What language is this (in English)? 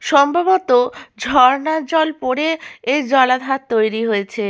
Bangla